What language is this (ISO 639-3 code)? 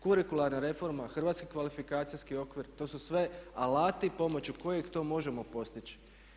hrv